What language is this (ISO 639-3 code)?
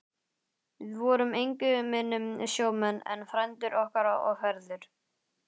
isl